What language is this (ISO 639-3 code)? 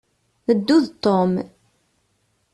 kab